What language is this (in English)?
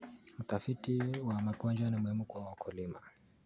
Kalenjin